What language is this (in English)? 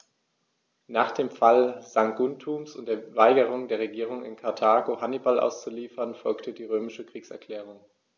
German